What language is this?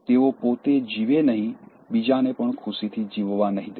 Gujarati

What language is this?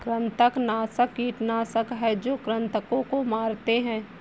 Hindi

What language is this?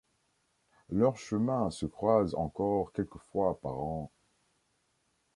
French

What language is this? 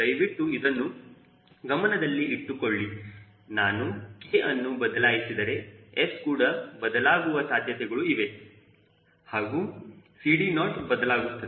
Kannada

